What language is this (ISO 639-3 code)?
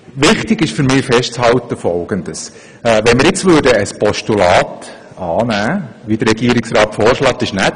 gsw